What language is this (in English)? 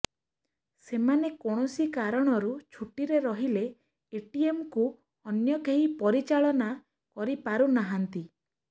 Odia